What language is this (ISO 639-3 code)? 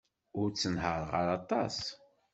kab